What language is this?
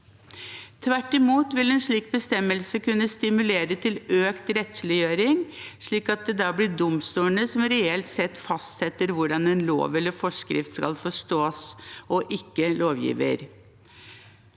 Norwegian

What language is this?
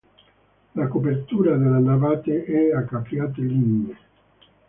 Italian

